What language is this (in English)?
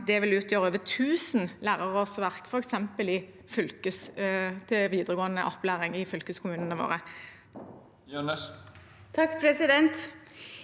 Norwegian